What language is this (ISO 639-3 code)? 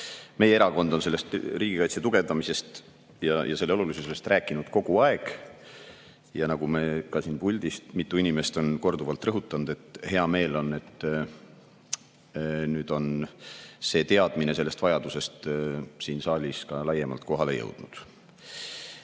est